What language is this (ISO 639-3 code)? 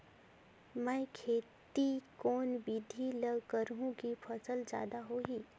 hne